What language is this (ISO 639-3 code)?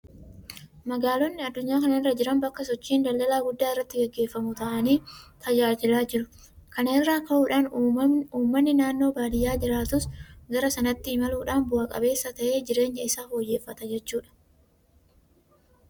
orm